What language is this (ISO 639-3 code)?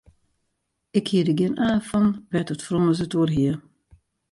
fry